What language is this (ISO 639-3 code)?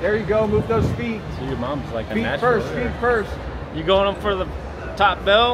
eng